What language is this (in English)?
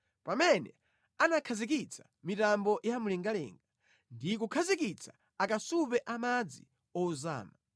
Nyanja